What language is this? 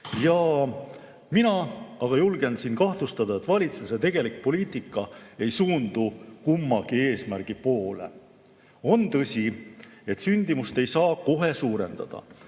Estonian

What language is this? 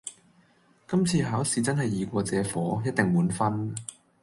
Cantonese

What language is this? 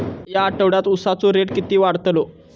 Marathi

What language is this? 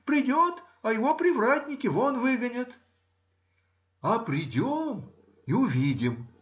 Russian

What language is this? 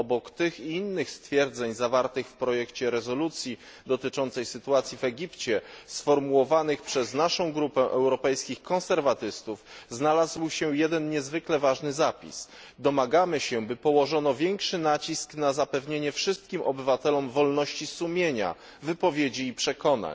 Polish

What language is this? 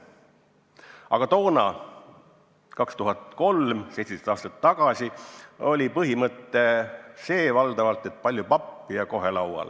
Estonian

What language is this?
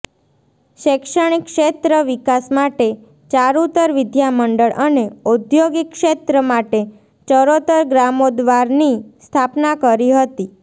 Gujarati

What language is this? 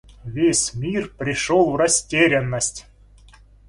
Russian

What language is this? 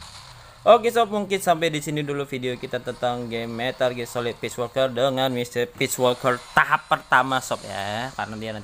Indonesian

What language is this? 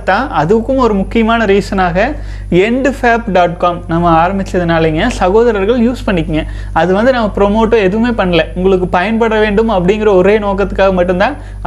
Tamil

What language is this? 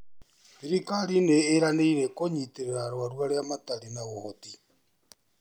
Kikuyu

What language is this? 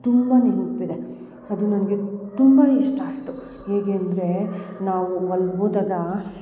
Kannada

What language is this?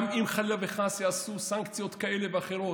Hebrew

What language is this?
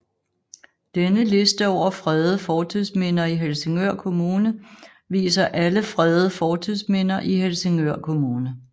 Danish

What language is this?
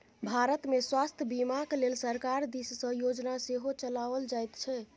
Maithili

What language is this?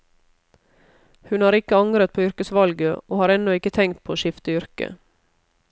Norwegian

